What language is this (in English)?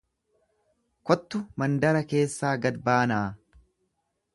Oromo